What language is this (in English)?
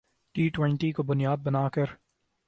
Urdu